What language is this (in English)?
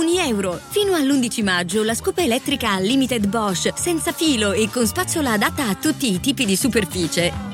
Italian